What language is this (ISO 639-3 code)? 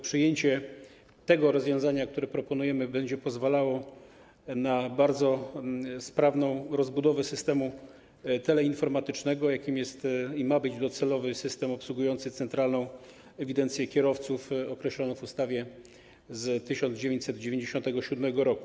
pol